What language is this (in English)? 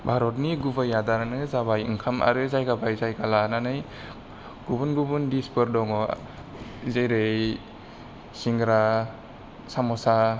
Bodo